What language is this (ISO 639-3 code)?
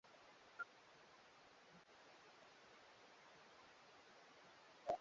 swa